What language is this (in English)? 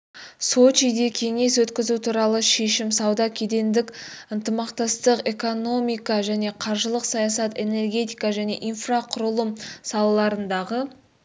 Kazakh